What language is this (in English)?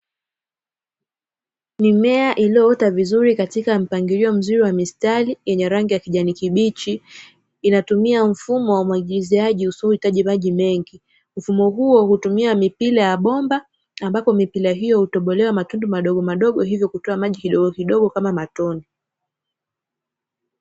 Swahili